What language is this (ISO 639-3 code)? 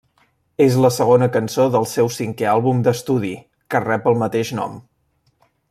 cat